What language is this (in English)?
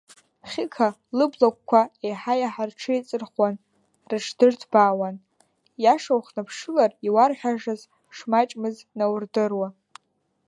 Abkhazian